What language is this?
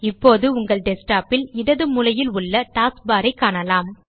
Tamil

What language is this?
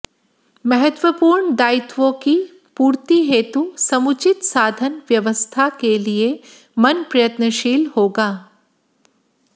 Hindi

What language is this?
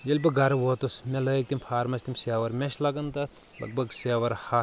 Kashmiri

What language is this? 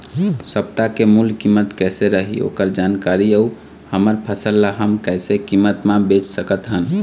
Chhattisgarhi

